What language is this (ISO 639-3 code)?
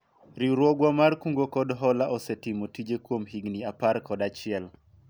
luo